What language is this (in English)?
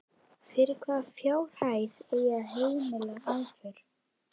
Icelandic